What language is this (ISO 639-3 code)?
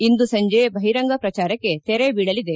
kan